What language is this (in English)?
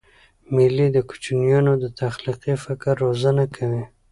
Pashto